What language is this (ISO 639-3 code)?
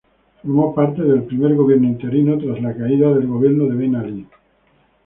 spa